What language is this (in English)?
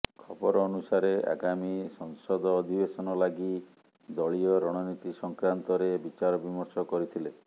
Odia